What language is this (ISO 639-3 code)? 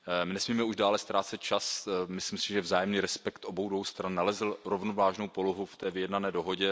ces